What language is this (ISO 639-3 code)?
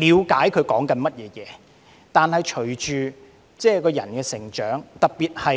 yue